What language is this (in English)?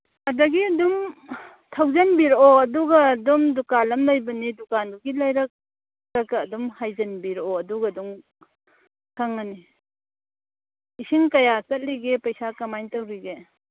Manipuri